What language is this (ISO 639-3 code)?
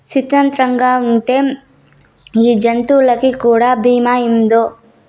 tel